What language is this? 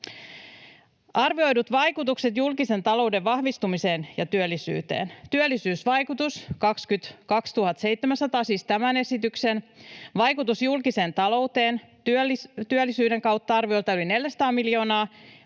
Finnish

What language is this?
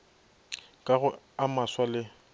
Northern Sotho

